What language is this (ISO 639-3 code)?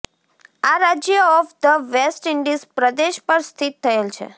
guj